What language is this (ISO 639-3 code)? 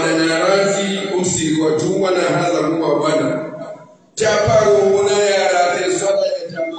ara